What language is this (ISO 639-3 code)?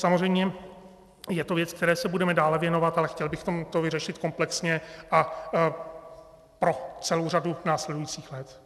ces